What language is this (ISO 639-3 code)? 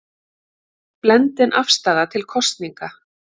isl